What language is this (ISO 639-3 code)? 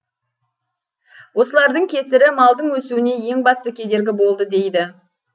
kaz